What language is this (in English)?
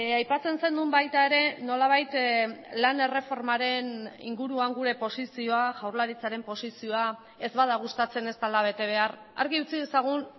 Basque